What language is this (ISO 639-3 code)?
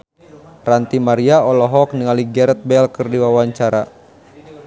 sun